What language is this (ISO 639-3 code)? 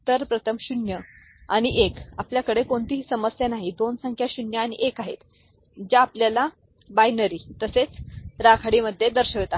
mar